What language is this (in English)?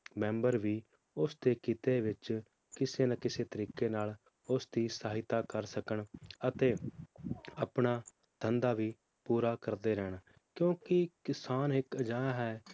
Punjabi